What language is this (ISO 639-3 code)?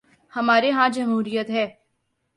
urd